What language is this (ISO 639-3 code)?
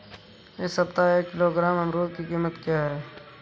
hin